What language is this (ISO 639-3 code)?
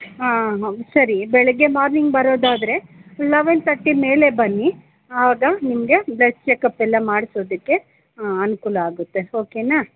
kan